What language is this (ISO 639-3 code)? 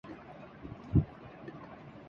urd